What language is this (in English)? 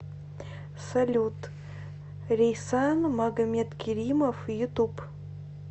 Russian